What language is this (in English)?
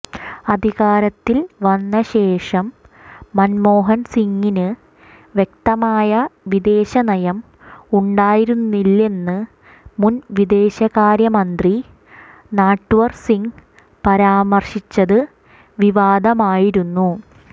Malayalam